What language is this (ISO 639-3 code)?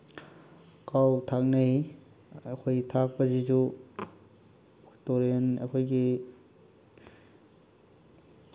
mni